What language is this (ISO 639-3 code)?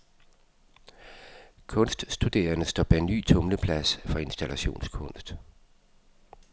dan